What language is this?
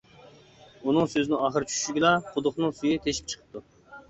Uyghur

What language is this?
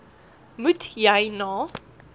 Afrikaans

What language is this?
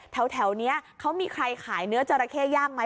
Thai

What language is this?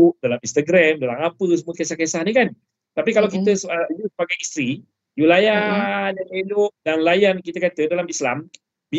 Malay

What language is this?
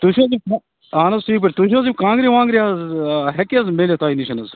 Kashmiri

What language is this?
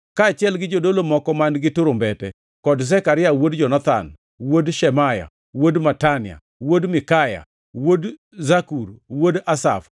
Luo (Kenya and Tanzania)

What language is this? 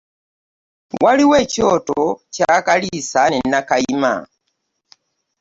Ganda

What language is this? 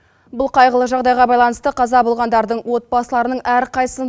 Kazakh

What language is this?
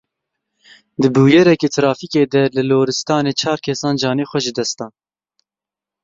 Kurdish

